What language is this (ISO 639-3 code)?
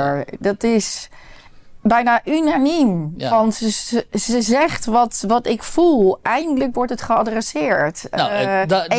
nld